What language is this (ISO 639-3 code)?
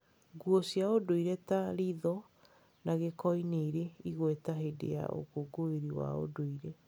kik